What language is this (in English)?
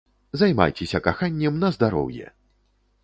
Belarusian